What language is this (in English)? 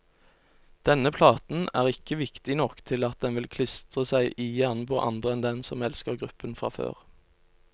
Norwegian